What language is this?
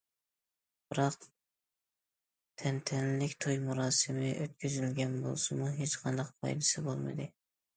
Uyghur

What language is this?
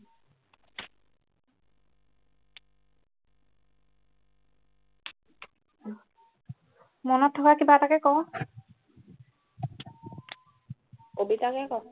Assamese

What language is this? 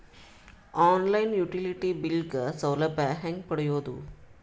Kannada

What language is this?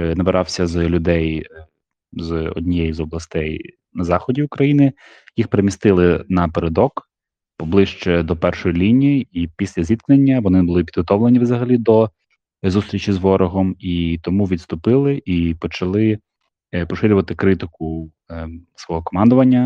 Ukrainian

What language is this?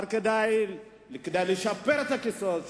Hebrew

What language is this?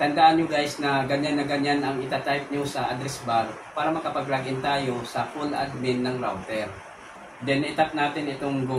Filipino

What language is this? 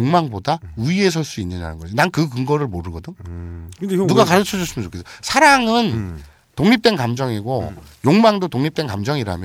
Korean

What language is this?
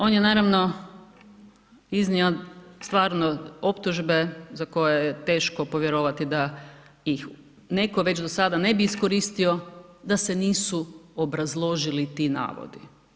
Croatian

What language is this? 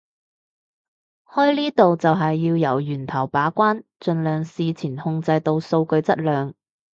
Cantonese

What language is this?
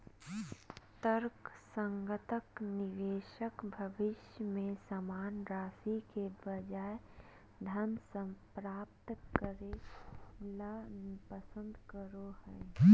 Magahi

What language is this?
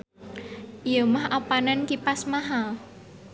Sundanese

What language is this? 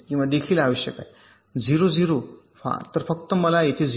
Marathi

